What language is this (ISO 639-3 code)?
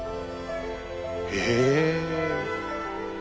jpn